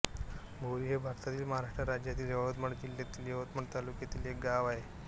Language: Marathi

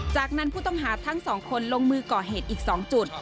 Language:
Thai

